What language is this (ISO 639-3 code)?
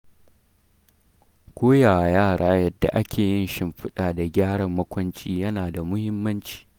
hau